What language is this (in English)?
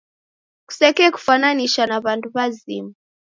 Taita